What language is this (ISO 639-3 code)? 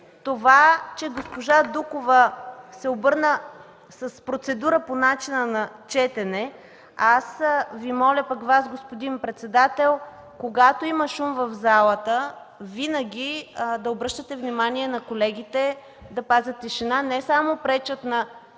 bul